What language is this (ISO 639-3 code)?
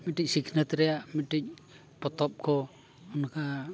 sat